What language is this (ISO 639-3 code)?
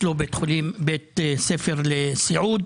heb